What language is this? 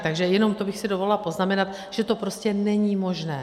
Czech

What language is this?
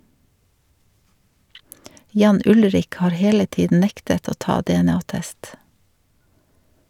Norwegian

